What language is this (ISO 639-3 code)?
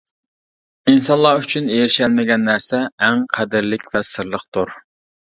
uig